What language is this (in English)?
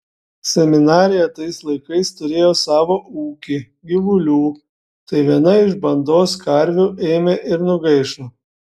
Lithuanian